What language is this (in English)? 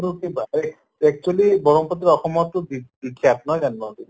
Assamese